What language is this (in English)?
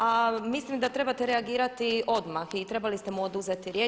Croatian